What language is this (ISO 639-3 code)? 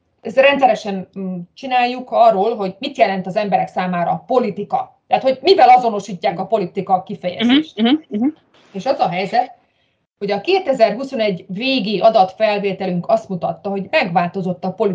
hun